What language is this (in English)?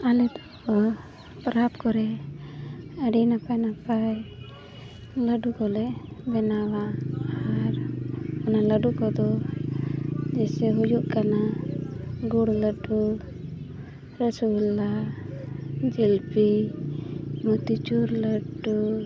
Santali